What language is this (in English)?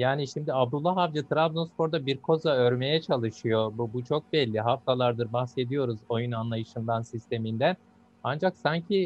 Turkish